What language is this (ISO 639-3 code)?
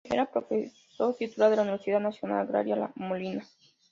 spa